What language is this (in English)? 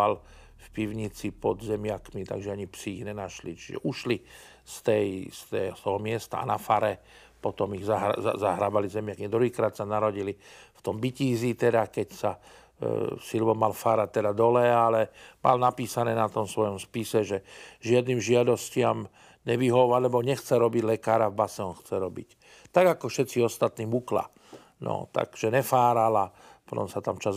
Slovak